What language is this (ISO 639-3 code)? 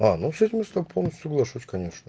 rus